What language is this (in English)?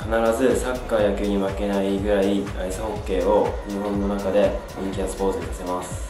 Japanese